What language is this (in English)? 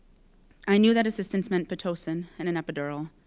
English